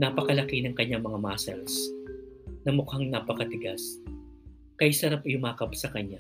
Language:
Filipino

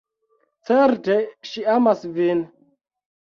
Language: Esperanto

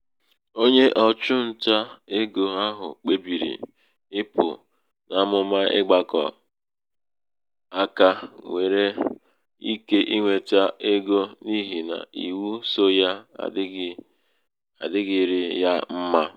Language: Igbo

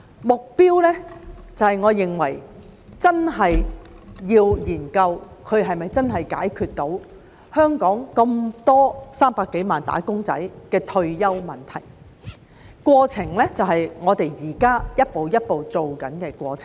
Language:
Cantonese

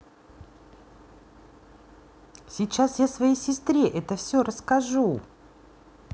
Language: Russian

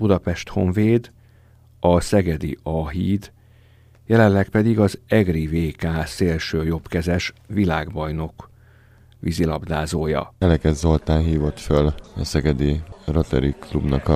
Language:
Hungarian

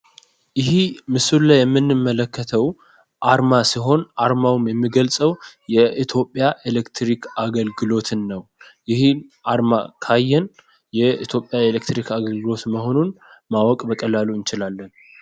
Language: Amharic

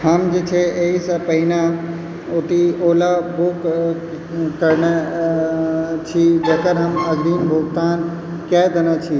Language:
Maithili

